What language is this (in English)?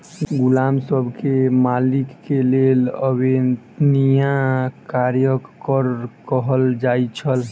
Maithili